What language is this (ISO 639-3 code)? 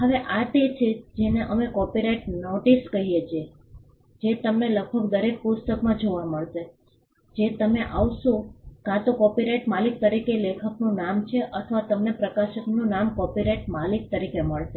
guj